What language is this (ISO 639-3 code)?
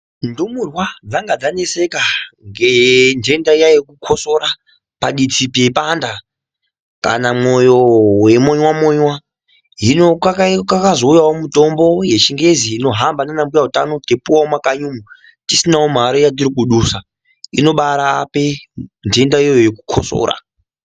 ndc